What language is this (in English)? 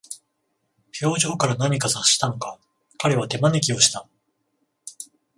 Japanese